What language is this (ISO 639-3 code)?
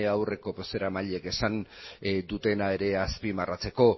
eus